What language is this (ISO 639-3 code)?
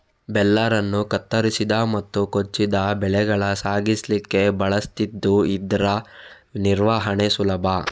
kan